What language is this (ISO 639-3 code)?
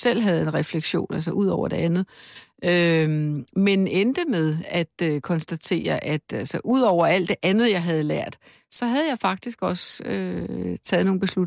dan